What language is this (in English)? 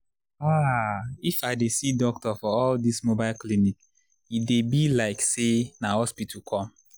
Nigerian Pidgin